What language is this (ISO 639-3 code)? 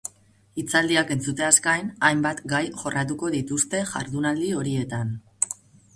eus